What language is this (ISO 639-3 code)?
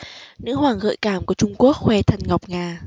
vie